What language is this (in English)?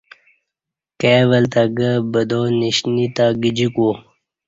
Kati